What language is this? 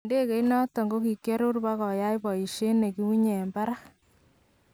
Kalenjin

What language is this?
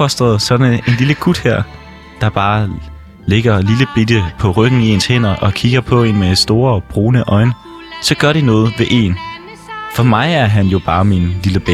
Danish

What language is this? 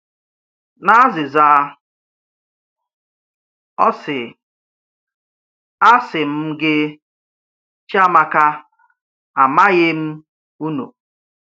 Igbo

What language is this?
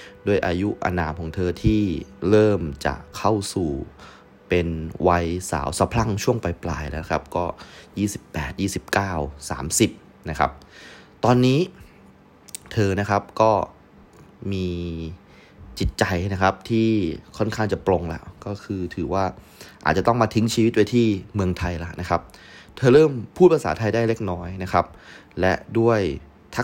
Thai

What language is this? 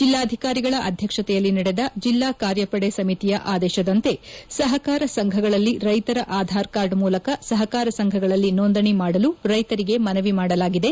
Kannada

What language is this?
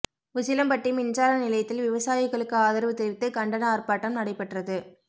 Tamil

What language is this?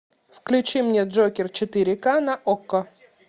Russian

